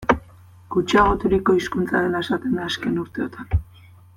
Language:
Basque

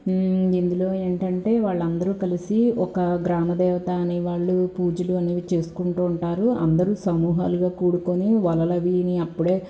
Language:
Telugu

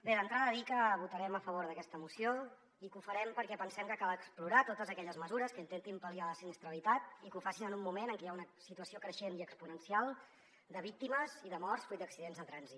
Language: Catalan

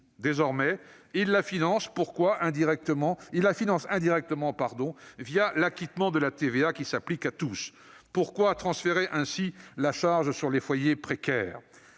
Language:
French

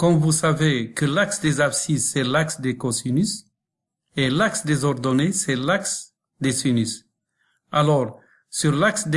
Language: French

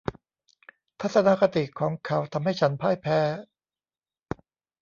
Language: Thai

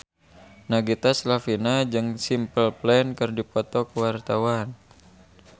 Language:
Sundanese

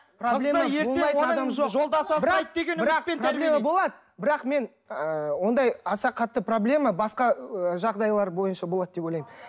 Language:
Kazakh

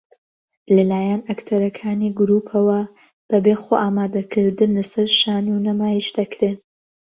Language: Central Kurdish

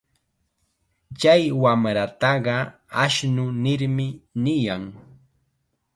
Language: Chiquián Ancash Quechua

